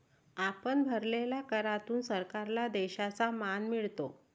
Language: Marathi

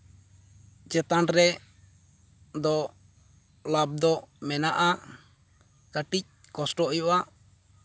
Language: Santali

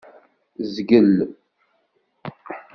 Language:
Kabyle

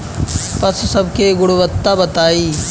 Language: Bhojpuri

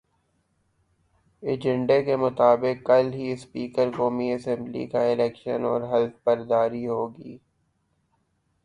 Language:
Urdu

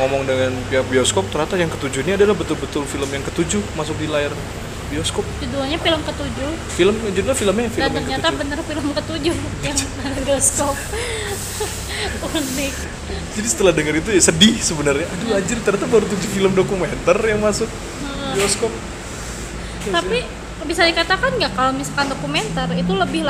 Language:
Indonesian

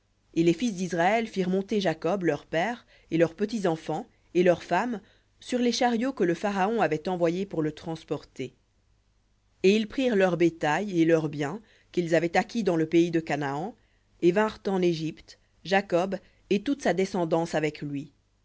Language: French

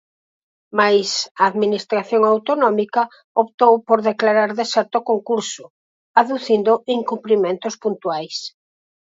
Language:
Galician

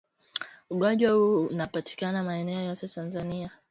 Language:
Swahili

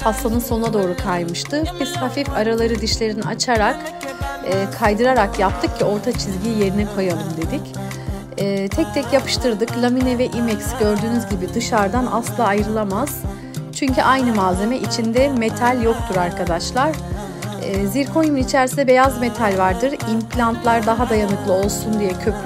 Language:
Turkish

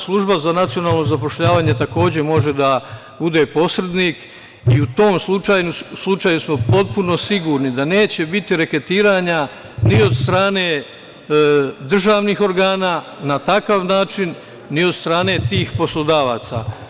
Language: Serbian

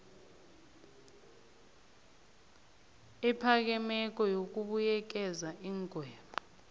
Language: South Ndebele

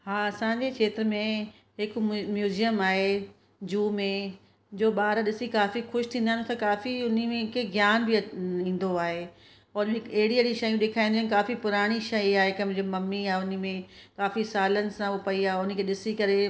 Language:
Sindhi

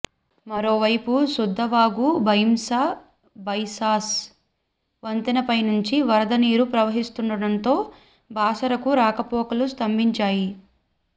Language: Telugu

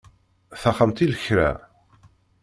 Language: Kabyle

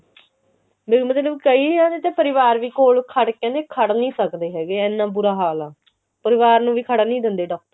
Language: Punjabi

